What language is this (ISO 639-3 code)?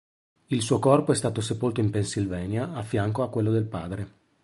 ita